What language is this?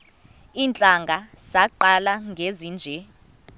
Xhosa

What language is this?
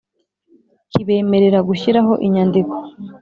Kinyarwanda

